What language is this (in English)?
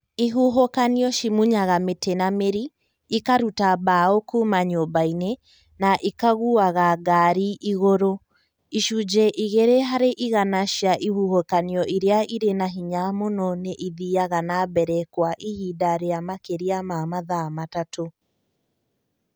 Kikuyu